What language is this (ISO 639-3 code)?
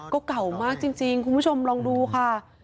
tha